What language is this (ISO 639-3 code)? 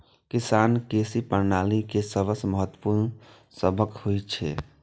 mai